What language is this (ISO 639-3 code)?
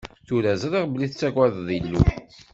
kab